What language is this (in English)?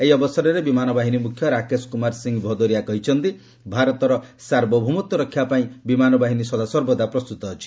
Odia